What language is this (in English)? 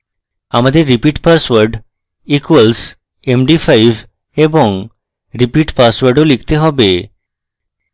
Bangla